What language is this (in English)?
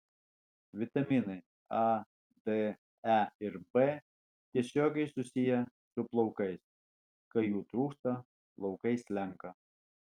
Lithuanian